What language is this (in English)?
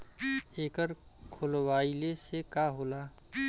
Bhojpuri